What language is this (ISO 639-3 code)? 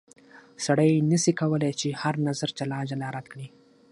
pus